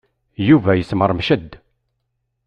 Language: Kabyle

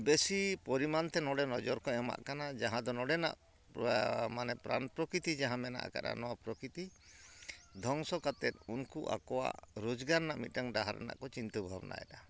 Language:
Santali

